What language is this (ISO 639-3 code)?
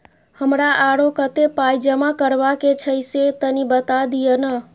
mai